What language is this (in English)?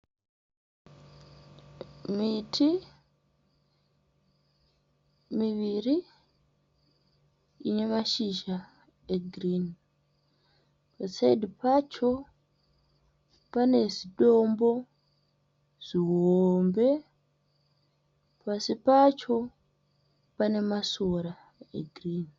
Shona